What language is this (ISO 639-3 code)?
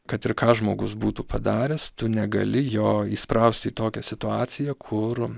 lit